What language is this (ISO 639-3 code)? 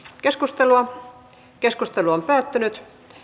fin